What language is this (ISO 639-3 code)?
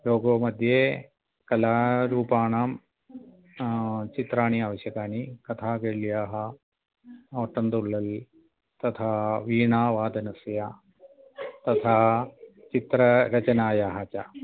san